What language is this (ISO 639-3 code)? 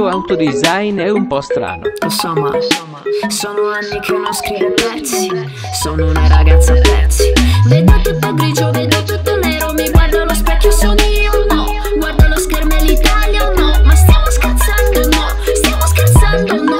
ita